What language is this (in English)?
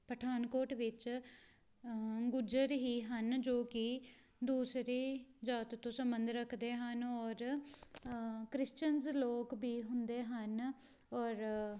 Punjabi